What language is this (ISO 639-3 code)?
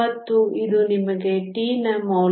kan